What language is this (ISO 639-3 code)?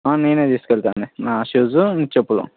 tel